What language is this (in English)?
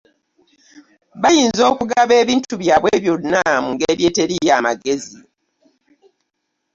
Ganda